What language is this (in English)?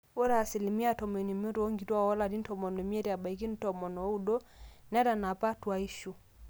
Masai